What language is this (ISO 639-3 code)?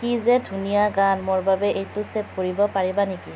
asm